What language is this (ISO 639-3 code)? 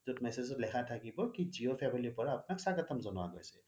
asm